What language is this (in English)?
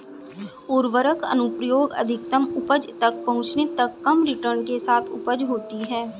Hindi